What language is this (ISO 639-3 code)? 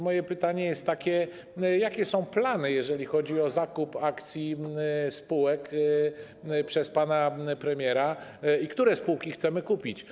pol